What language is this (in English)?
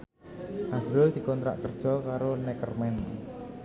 Javanese